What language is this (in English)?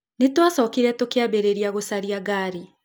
Kikuyu